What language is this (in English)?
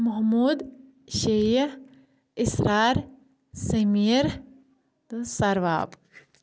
Kashmiri